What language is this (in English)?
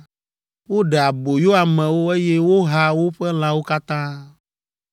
Ewe